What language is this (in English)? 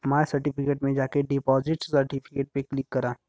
Bhojpuri